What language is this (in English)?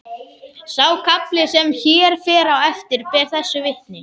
Icelandic